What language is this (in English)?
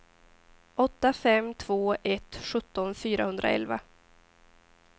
Swedish